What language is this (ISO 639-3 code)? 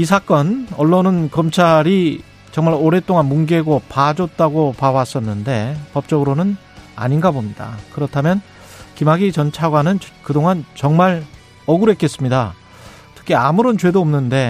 kor